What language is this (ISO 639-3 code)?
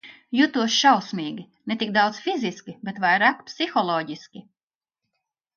lav